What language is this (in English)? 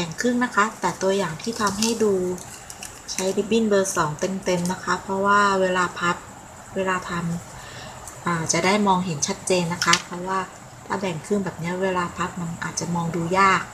Thai